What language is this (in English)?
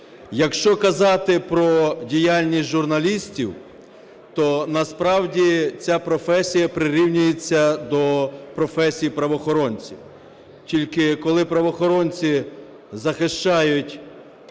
Ukrainian